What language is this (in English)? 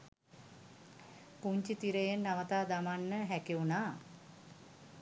Sinhala